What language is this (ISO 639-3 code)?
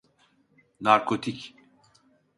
tur